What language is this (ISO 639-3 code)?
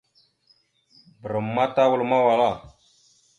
mxu